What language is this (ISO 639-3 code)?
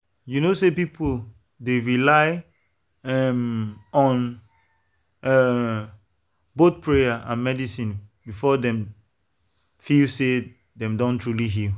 pcm